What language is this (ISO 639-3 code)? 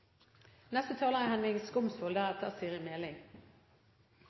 nno